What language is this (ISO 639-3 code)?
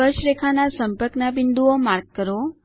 guj